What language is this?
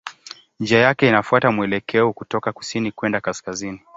Swahili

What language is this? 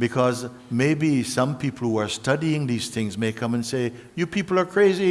English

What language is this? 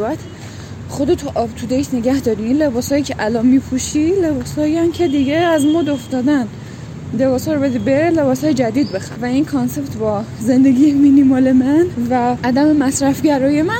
Persian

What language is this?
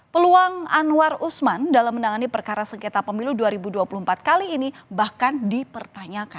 Indonesian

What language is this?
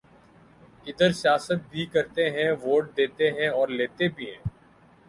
Urdu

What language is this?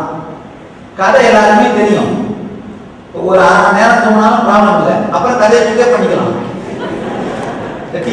Indonesian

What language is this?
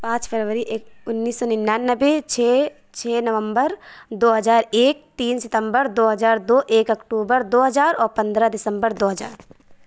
Urdu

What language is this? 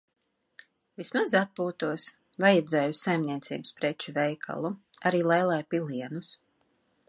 Latvian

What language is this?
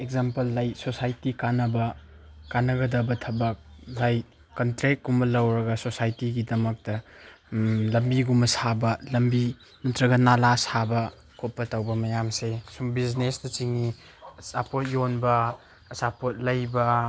Manipuri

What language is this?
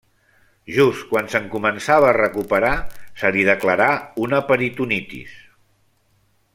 Catalan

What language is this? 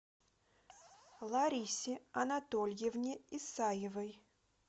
Russian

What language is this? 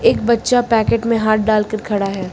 Hindi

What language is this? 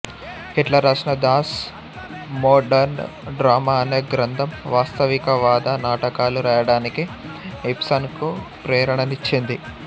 Telugu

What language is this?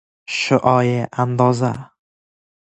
Persian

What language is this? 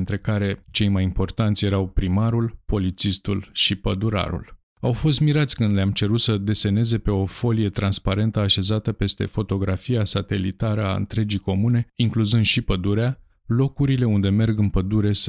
Romanian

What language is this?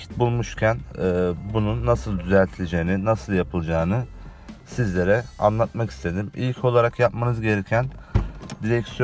Turkish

